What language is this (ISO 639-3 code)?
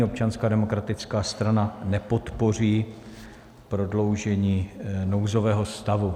ces